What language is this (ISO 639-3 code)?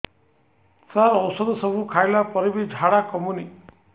ori